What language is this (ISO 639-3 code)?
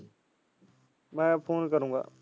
pan